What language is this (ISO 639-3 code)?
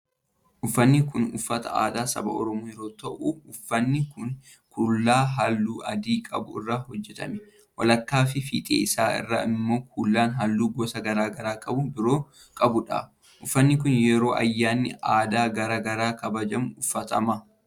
orm